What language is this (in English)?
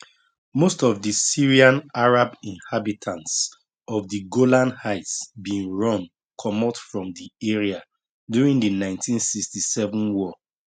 Nigerian Pidgin